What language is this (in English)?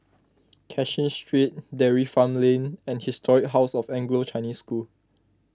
English